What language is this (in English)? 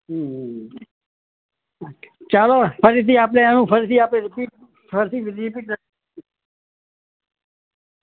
Gujarati